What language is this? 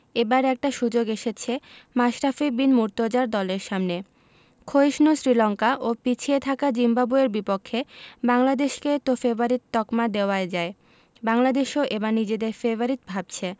Bangla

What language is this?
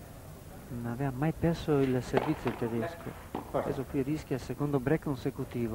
Italian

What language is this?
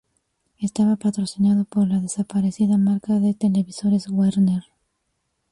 Spanish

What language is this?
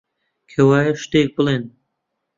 Central Kurdish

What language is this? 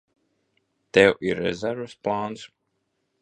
Latvian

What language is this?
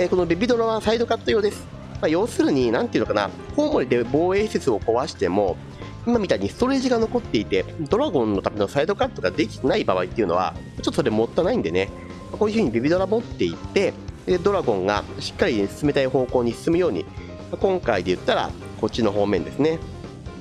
Japanese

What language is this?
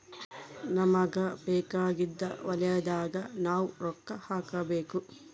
Kannada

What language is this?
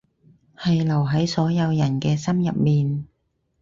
Cantonese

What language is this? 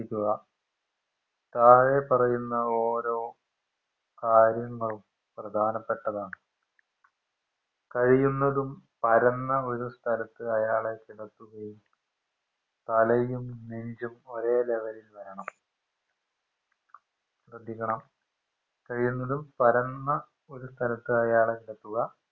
Malayalam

